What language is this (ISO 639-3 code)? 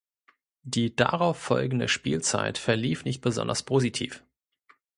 deu